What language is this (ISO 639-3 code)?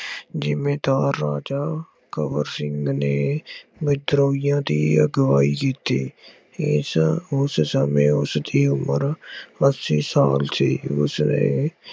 pan